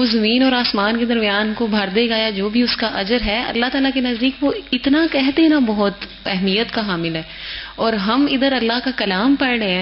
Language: Urdu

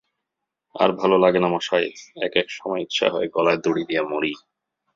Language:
Bangla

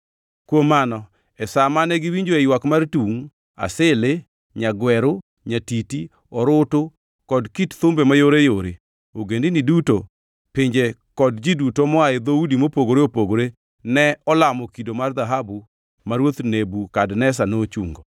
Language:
Luo (Kenya and Tanzania)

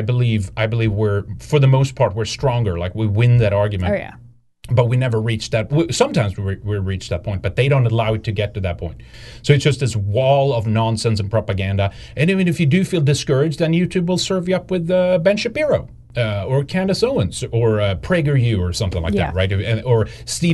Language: English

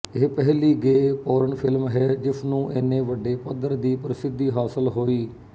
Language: Punjabi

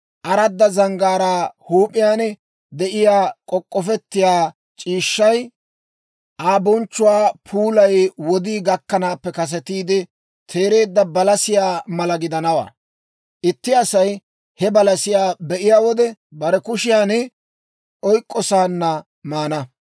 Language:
Dawro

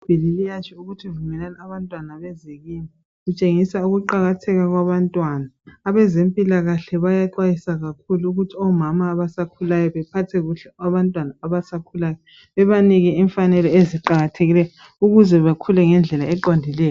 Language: North Ndebele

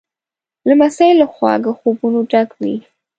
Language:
Pashto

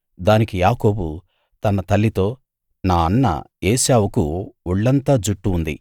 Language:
Telugu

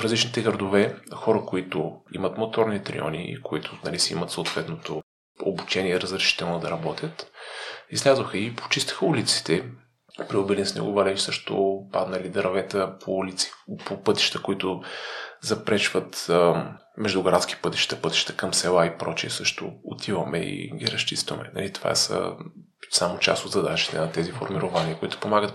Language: Bulgarian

